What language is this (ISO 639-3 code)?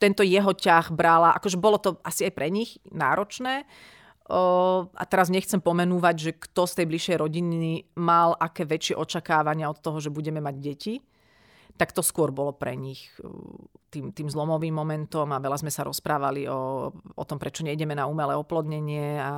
slk